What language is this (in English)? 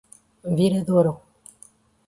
Portuguese